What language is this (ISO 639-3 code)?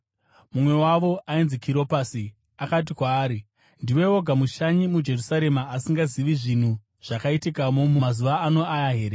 sna